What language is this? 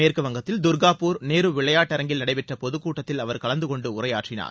Tamil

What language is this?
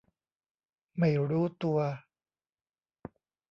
Thai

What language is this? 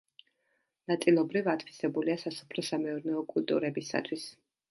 Georgian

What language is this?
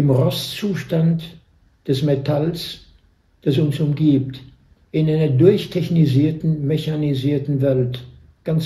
German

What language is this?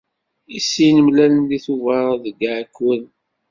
Kabyle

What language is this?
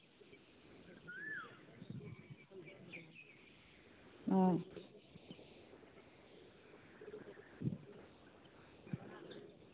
Santali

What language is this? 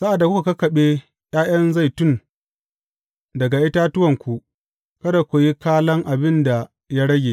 Hausa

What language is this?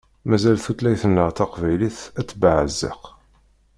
Kabyle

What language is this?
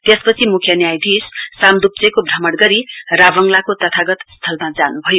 Nepali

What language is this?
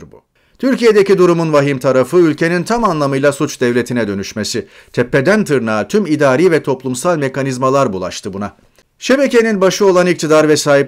Turkish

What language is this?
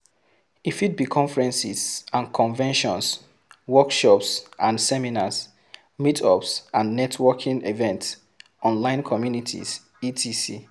Nigerian Pidgin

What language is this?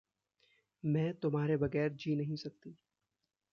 Hindi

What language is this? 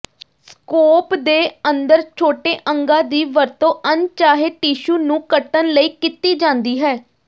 Punjabi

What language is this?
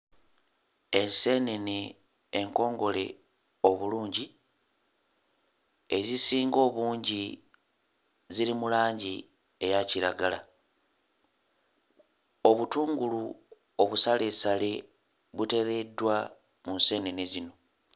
Ganda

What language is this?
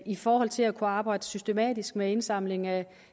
Danish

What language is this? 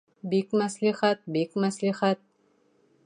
Bashkir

